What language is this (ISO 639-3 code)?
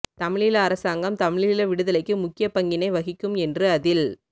tam